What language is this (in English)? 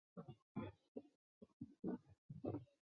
Chinese